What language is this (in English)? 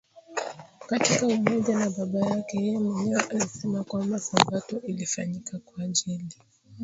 Swahili